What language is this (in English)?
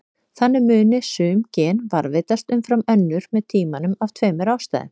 Icelandic